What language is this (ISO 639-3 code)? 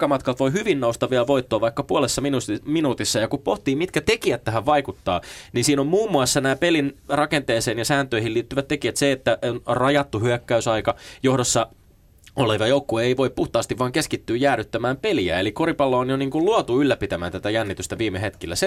fin